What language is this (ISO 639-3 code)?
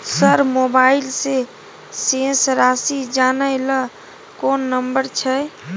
mai